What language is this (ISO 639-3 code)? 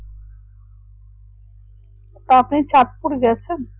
ben